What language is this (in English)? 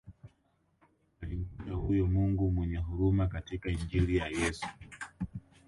Swahili